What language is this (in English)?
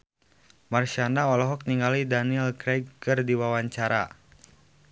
Sundanese